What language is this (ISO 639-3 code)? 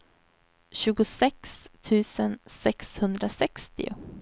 swe